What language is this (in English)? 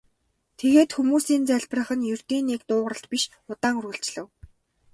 Mongolian